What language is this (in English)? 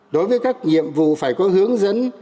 Vietnamese